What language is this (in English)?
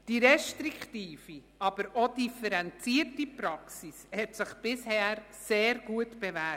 Swiss German